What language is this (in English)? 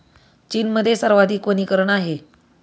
Marathi